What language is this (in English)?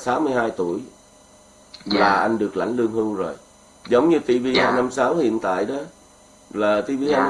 Vietnamese